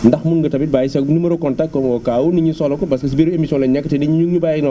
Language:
Wolof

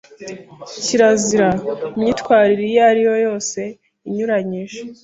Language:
Kinyarwanda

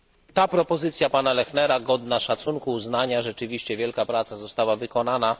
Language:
Polish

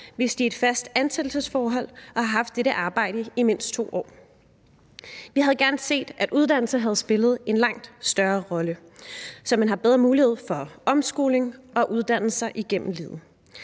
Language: Danish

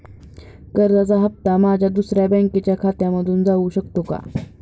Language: Marathi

